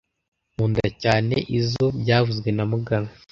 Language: Kinyarwanda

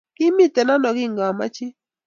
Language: Kalenjin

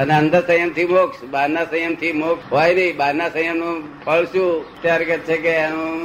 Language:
Gujarati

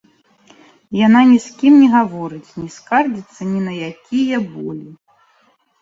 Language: Belarusian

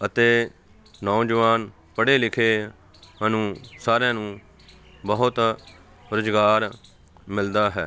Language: Punjabi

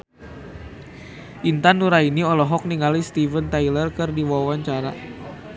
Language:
Sundanese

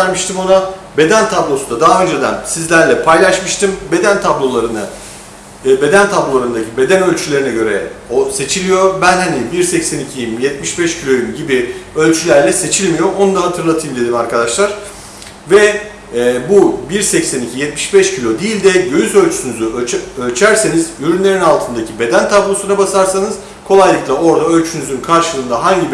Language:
Turkish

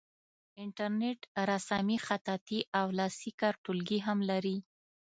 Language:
Pashto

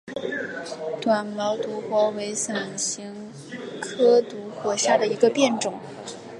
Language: Chinese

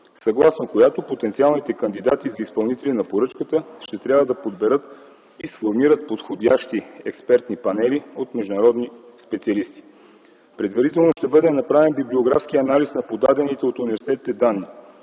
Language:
Bulgarian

